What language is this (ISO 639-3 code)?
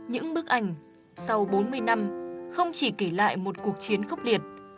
vie